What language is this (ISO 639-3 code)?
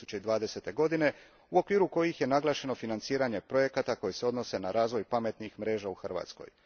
hrv